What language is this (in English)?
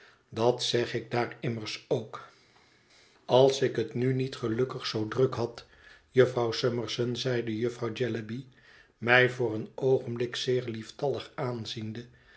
Dutch